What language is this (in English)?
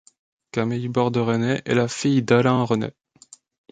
French